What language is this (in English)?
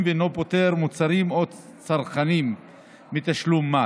Hebrew